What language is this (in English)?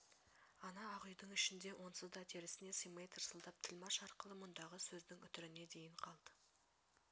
Kazakh